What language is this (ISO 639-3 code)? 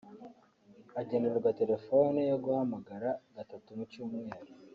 kin